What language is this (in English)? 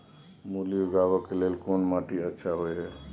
Maithili